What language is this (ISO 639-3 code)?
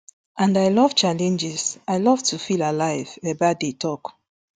pcm